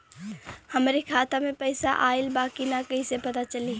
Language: Bhojpuri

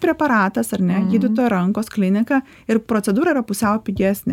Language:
Lithuanian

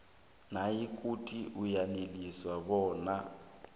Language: South Ndebele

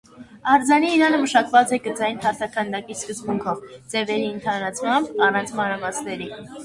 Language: Armenian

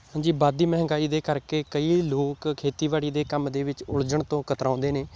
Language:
Punjabi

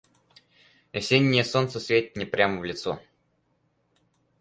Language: Russian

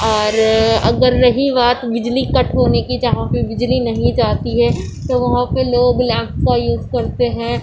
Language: Urdu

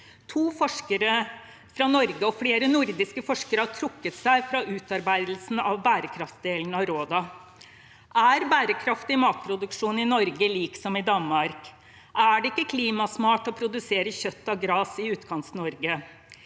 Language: Norwegian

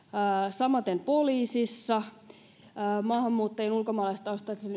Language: Finnish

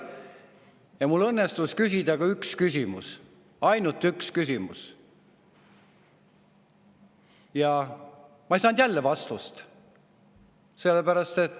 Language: Estonian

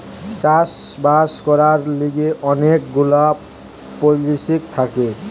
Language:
Bangla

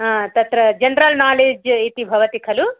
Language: Sanskrit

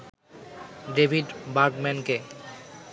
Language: Bangla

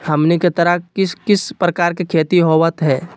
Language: Magahi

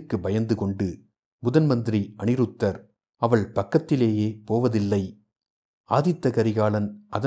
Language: Tamil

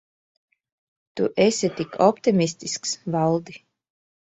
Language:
Latvian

